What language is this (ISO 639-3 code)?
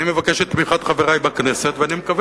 heb